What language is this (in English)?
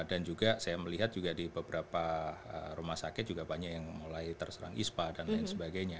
Indonesian